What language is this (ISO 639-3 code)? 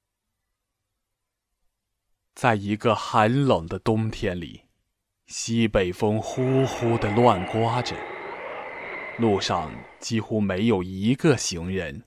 zho